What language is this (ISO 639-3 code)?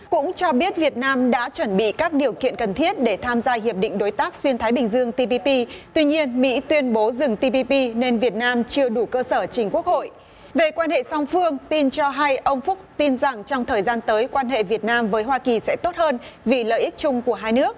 vie